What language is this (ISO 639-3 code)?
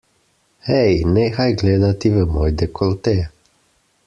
slv